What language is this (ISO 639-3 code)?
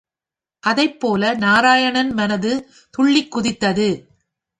tam